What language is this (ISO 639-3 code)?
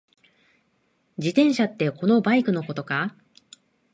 jpn